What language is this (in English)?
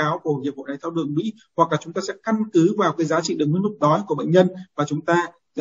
Vietnamese